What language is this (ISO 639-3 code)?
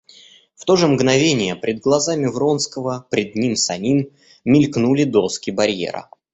rus